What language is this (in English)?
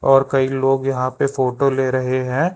Hindi